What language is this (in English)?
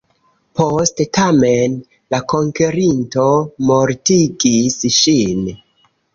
Esperanto